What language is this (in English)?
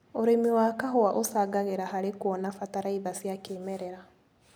Kikuyu